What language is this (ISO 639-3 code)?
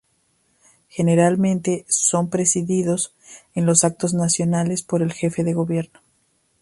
spa